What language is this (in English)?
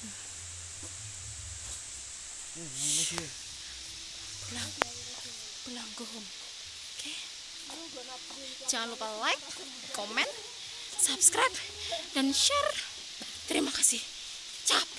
Indonesian